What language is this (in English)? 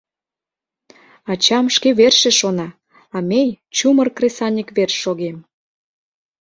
Mari